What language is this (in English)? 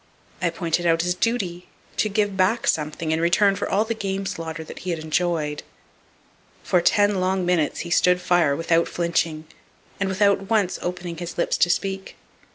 English